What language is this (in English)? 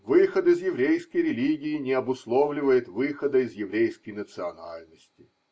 Russian